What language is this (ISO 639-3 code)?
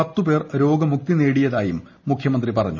mal